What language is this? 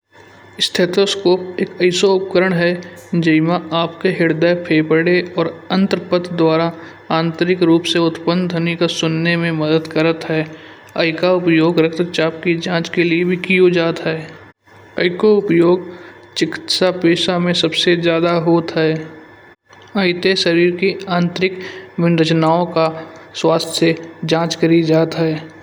Kanauji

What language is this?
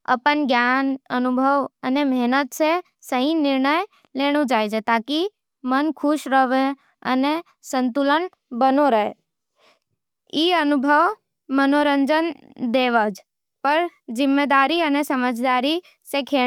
Nimadi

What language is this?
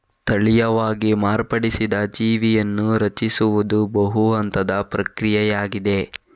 Kannada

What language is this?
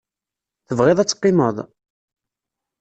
Kabyle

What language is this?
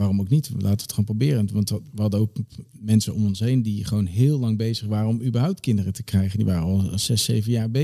Dutch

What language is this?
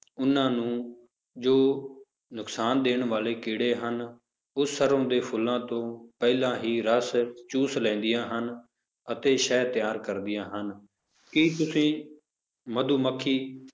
Punjabi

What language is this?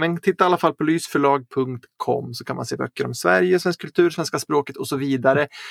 Swedish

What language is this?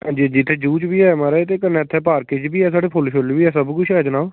Dogri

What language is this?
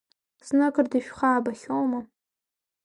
Abkhazian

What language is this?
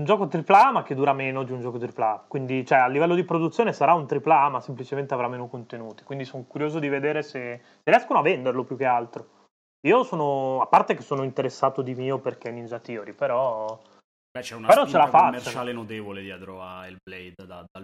Italian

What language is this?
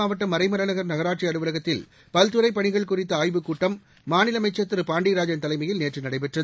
Tamil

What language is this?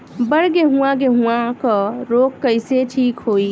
Bhojpuri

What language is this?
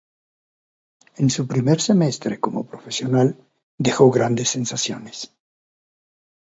Spanish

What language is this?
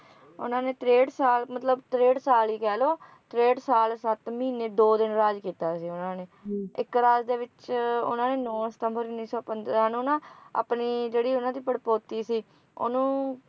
Punjabi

